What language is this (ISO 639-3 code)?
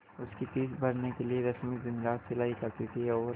hin